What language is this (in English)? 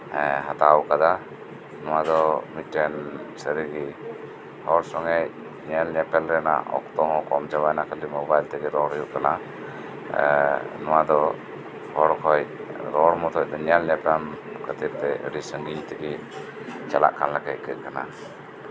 Santali